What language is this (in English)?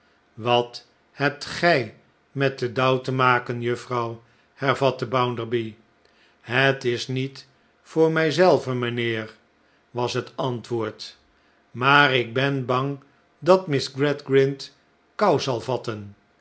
Dutch